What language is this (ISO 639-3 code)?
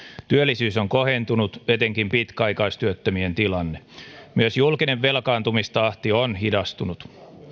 fin